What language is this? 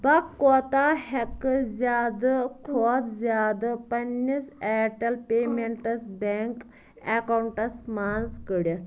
Kashmiri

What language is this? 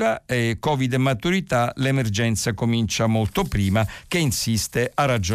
Italian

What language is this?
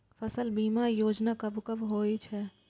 Maithili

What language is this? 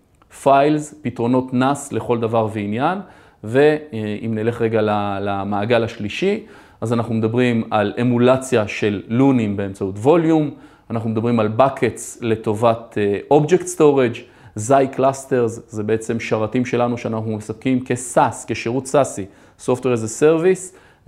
Hebrew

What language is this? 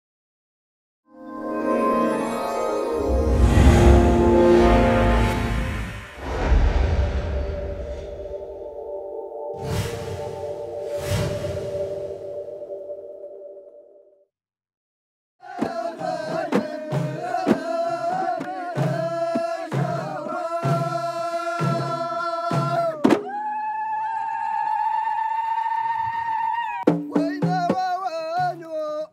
Arabic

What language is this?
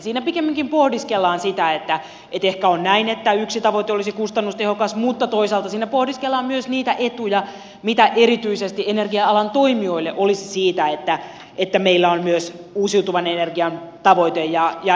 Finnish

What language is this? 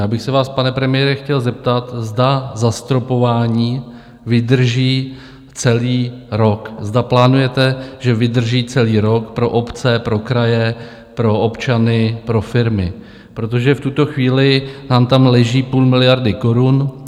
Czech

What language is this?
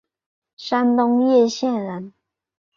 Chinese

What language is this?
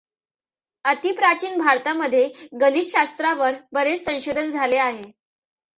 Marathi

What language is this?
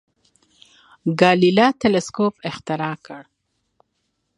Pashto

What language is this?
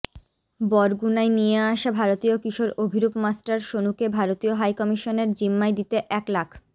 Bangla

